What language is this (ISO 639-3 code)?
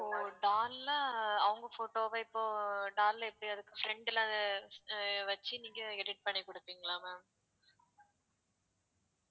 tam